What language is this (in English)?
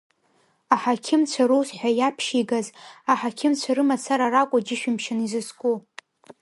Abkhazian